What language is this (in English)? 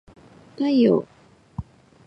Japanese